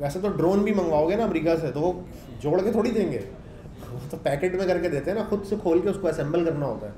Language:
Hindi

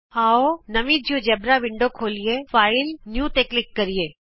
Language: Punjabi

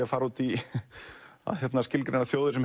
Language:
Icelandic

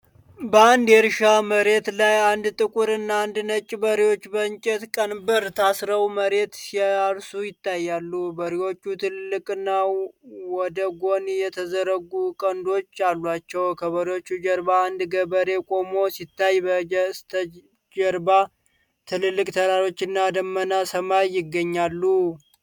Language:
Amharic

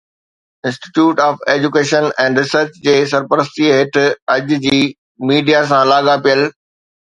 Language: Sindhi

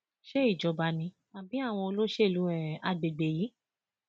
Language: Yoruba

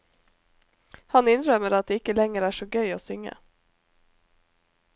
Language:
Norwegian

